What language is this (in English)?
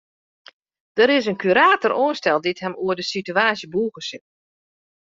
Western Frisian